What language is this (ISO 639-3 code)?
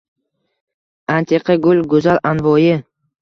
uzb